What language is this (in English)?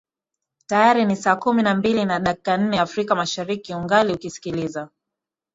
Swahili